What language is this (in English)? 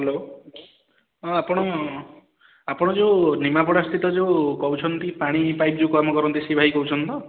Odia